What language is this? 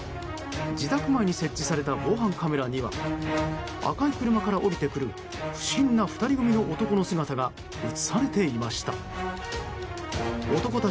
Japanese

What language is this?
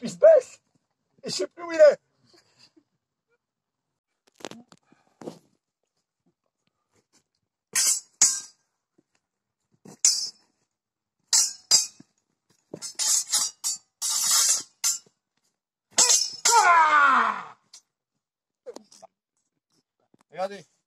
French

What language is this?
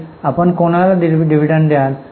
Marathi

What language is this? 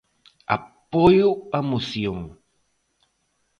Galician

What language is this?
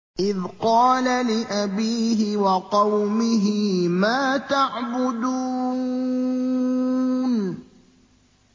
Arabic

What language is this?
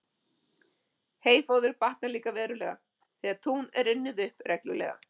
Icelandic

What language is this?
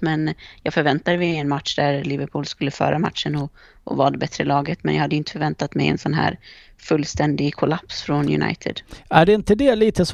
Swedish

